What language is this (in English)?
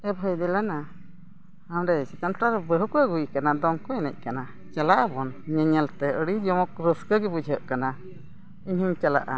Santali